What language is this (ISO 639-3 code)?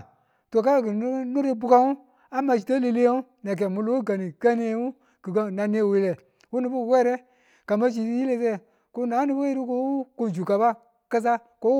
tul